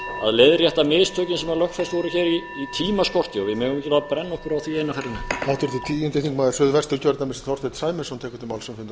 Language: Icelandic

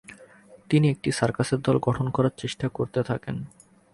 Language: Bangla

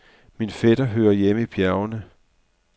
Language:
Danish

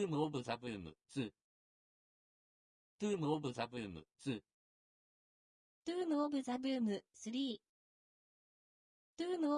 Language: Japanese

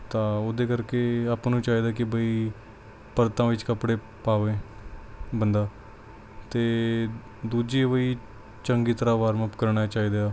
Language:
Punjabi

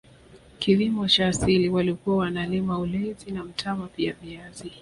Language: Swahili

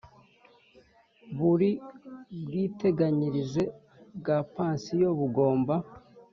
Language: Kinyarwanda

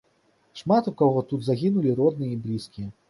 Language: Belarusian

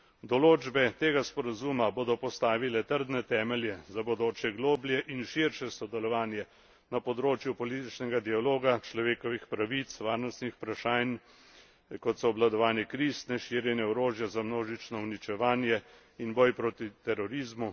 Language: Slovenian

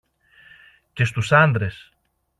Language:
Greek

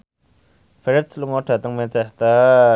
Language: Javanese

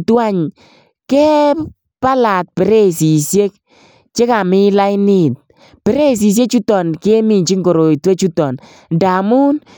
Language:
Kalenjin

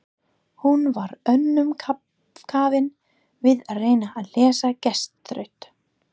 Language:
Icelandic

